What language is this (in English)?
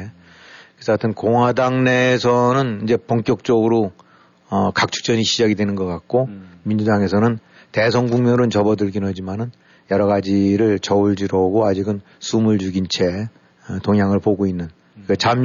Korean